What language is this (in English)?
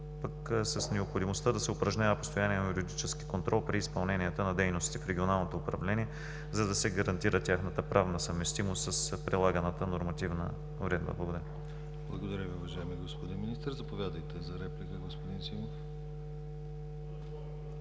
Bulgarian